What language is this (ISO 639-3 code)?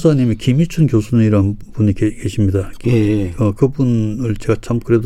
kor